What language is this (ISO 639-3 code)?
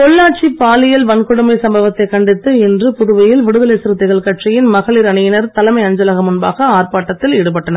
tam